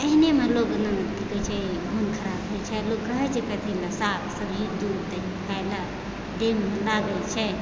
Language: Maithili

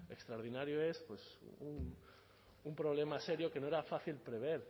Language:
Spanish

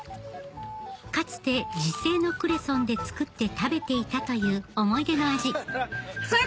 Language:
Japanese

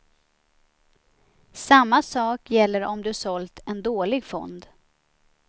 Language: Swedish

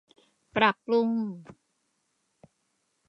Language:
Thai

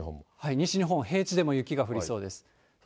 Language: Japanese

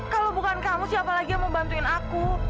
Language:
Indonesian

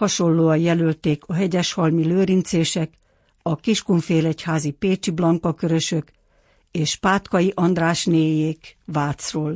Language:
Hungarian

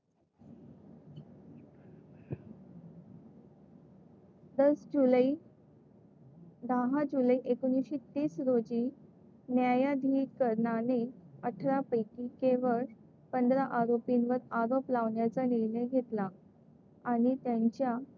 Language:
Marathi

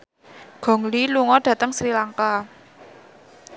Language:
Javanese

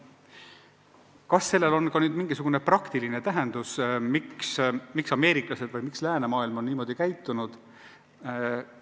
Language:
Estonian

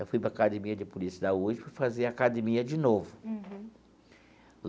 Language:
Portuguese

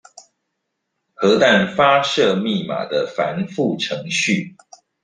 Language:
Chinese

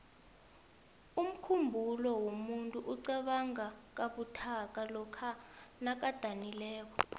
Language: South Ndebele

